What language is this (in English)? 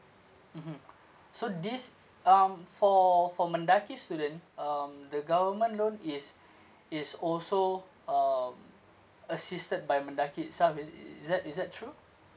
English